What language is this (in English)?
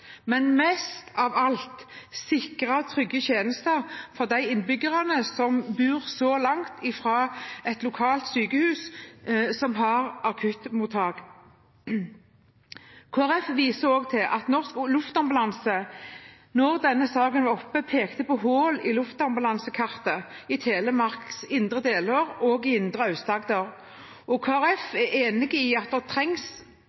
Norwegian Bokmål